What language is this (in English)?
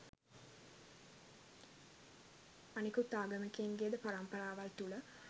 Sinhala